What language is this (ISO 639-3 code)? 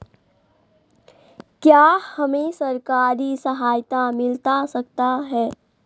mag